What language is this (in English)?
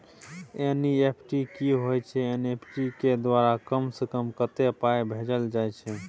Maithili